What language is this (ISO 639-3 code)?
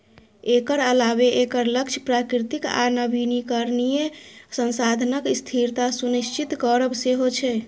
mai